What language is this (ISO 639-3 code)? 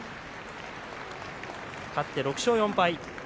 jpn